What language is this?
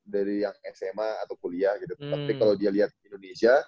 Indonesian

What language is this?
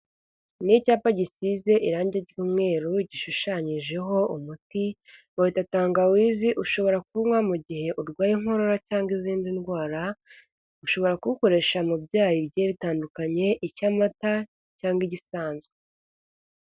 Kinyarwanda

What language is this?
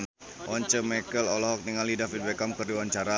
Sundanese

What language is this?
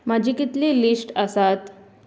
Konkani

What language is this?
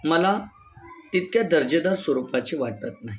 Marathi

